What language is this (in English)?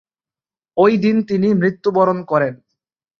Bangla